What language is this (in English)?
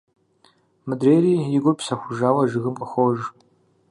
Kabardian